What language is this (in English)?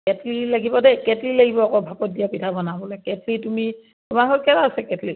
Assamese